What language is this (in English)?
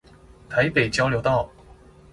Chinese